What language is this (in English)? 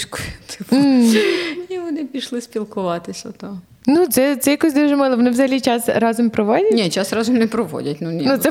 Ukrainian